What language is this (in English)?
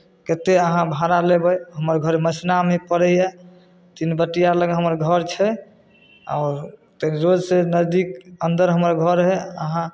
Maithili